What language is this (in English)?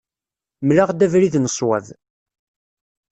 Kabyle